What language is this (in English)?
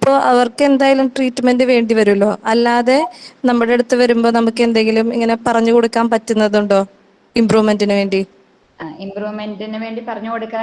English